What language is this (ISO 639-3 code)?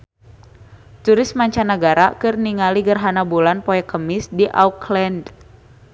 sun